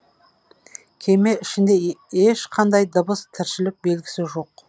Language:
Kazakh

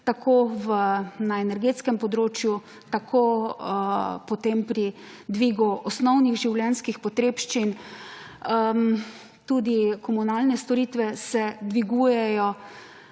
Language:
Slovenian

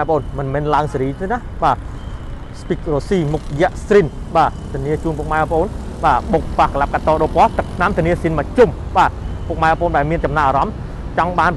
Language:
Thai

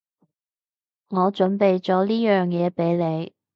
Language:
Cantonese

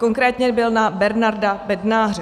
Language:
Czech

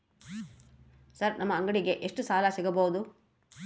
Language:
Kannada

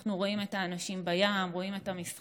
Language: Hebrew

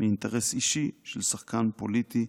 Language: Hebrew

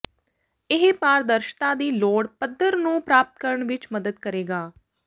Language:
Punjabi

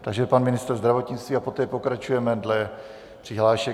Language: Czech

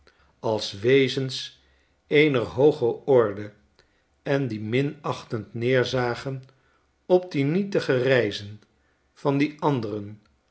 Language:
Dutch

